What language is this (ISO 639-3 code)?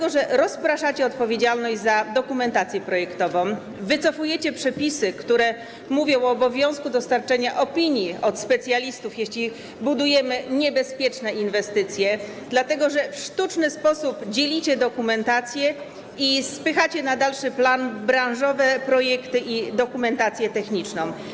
pol